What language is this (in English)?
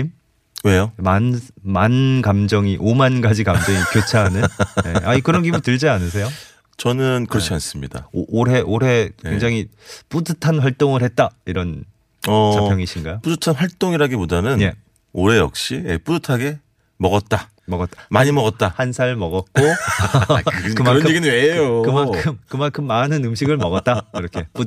Korean